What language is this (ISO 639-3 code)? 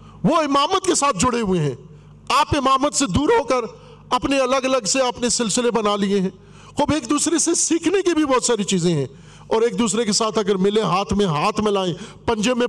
urd